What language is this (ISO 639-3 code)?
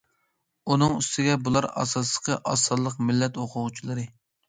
uig